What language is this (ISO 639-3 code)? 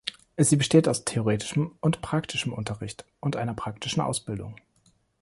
deu